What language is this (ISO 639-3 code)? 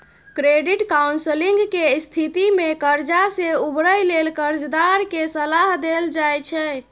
mai